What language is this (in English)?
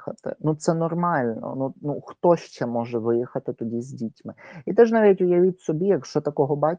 Ukrainian